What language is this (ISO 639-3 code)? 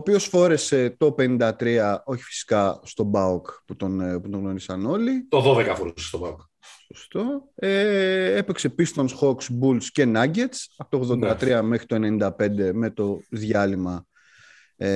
ell